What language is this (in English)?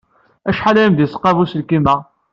Kabyle